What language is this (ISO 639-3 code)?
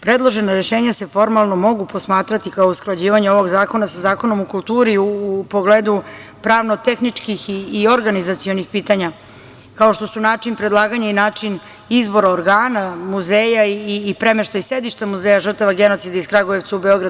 srp